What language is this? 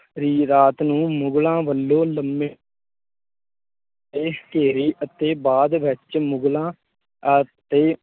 Punjabi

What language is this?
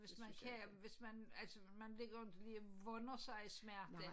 Danish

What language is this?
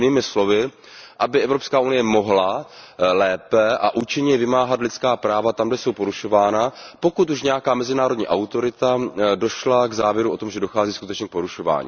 Czech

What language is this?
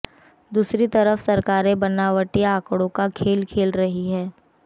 Hindi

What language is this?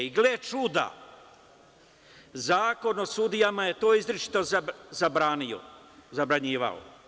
Serbian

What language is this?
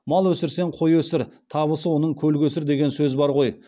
Kazakh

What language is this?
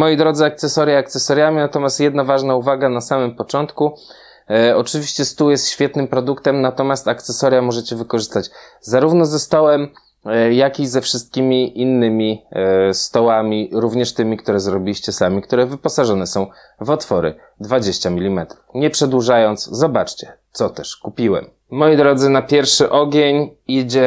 Polish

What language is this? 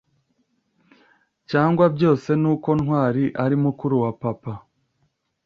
Kinyarwanda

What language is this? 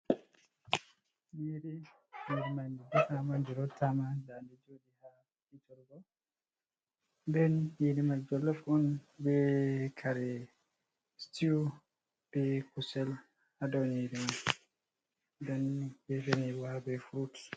Fula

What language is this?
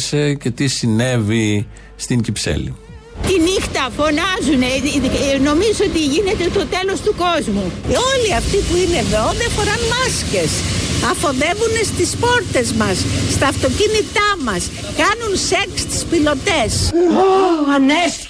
Greek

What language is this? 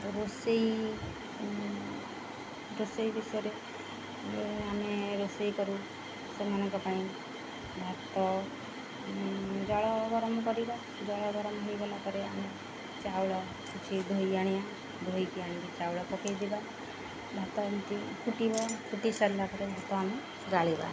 Odia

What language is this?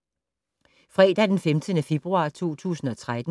Danish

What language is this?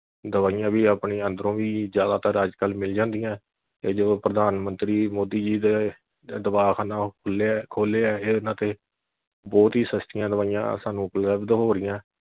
Punjabi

